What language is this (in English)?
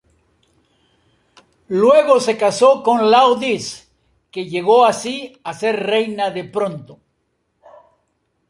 Spanish